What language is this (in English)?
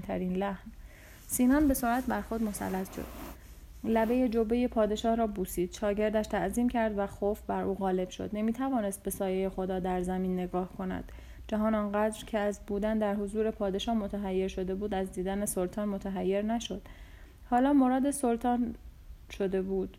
Persian